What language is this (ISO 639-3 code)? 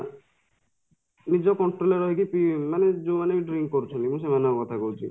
ori